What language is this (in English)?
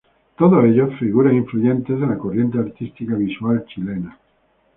Spanish